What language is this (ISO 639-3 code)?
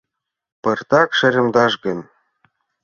chm